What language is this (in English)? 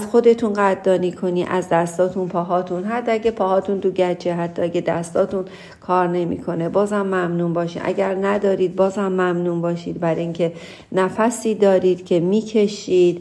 Persian